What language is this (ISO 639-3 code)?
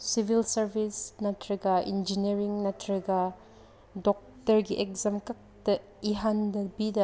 mni